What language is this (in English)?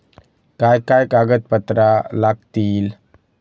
Marathi